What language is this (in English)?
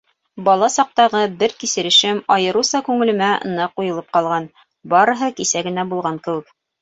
Bashkir